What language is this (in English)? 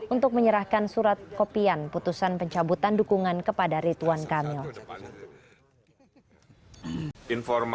Indonesian